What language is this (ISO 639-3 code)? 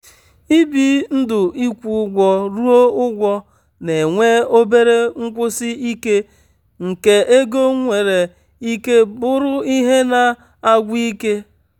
ibo